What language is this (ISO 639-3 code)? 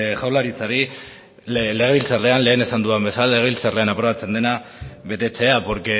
eus